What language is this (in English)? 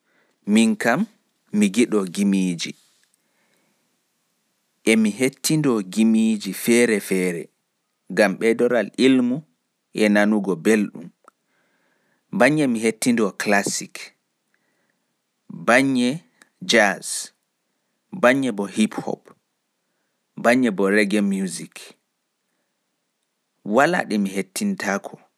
Pular